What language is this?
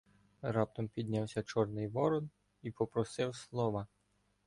Ukrainian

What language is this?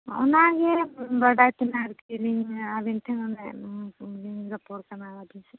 Santali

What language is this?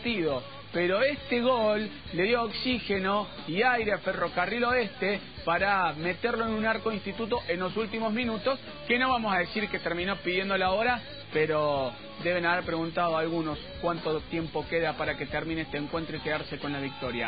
Spanish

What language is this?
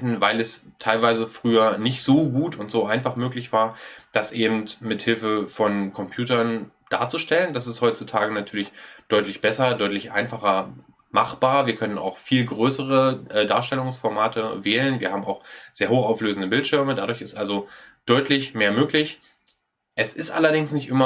German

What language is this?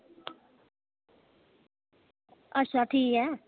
Dogri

